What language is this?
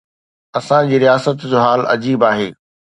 Sindhi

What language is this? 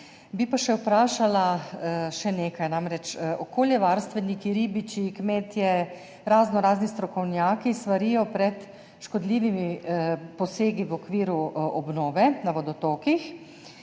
Slovenian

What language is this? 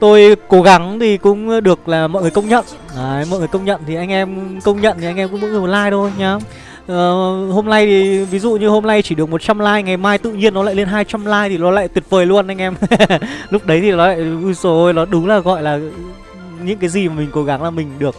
Vietnamese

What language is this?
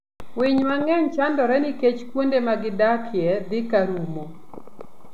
Luo (Kenya and Tanzania)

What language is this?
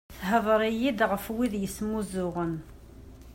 Kabyle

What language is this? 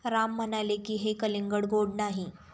Marathi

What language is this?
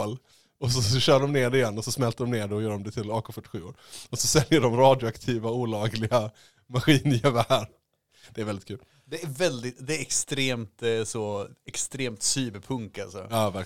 Swedish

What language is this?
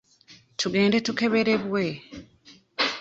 Ganda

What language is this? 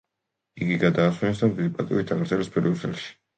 Georgian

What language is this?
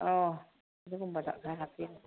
Manipuri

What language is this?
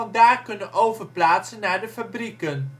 Dutch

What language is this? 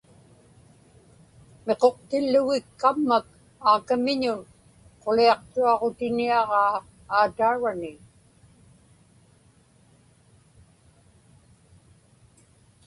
Inupiaq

